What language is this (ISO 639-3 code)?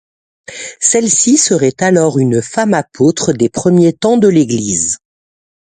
fra